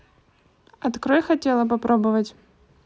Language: Russian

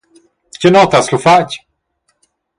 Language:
Romansh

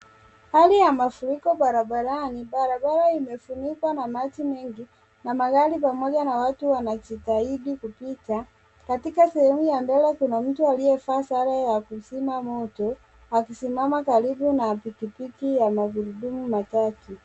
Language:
Swahili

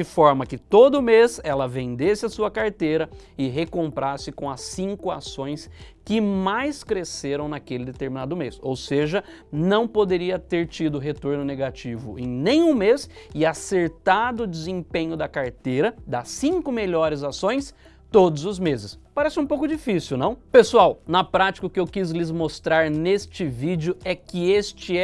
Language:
Portuguese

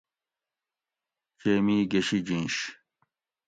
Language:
Gawri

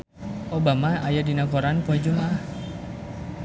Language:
Sundanese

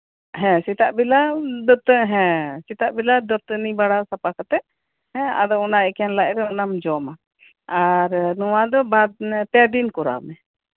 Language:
Santali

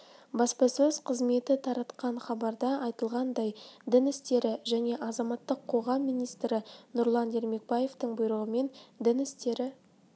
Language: Kazakh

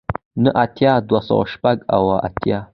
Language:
Pashto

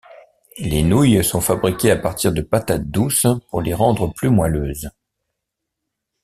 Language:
French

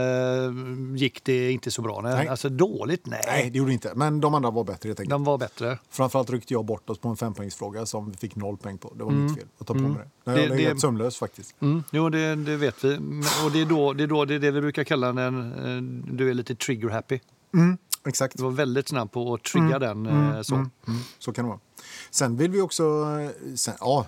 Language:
Swedish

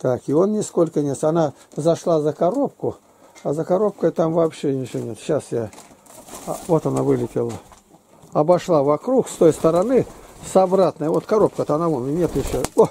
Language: Russian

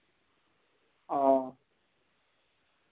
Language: Dogri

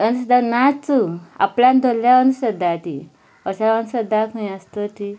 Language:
Konkani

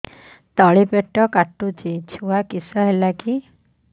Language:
Odia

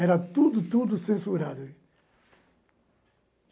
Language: Portuguese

